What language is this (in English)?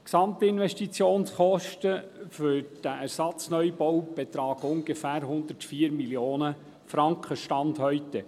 Swiss German